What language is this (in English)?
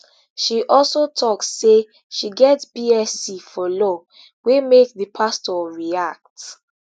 Nigerian Pidgin